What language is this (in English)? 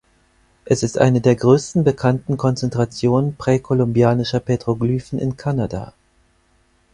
German